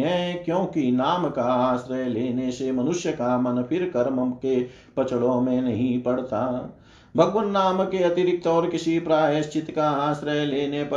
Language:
Hindi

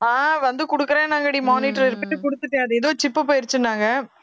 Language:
Tamil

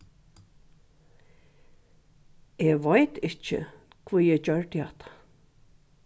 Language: Faroese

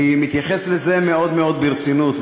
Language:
Hebrew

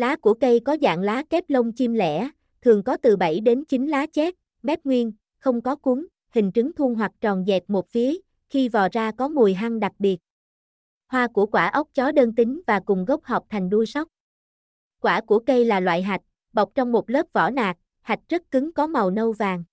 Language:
Vietnamese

